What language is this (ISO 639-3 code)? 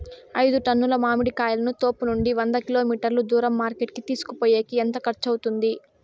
tel